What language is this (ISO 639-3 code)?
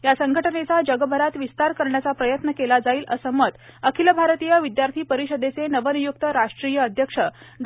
mar